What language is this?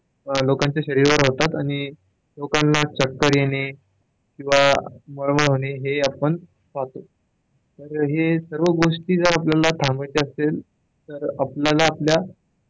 Marathi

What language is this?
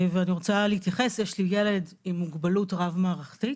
Hebrew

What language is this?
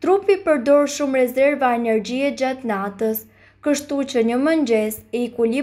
Romanian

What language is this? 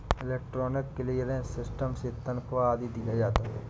Hindi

